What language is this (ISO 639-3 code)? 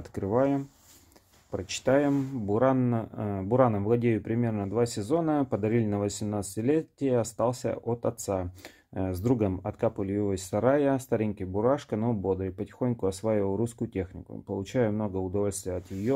rus